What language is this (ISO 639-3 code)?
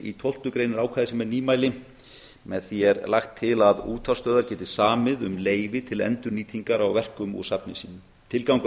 isl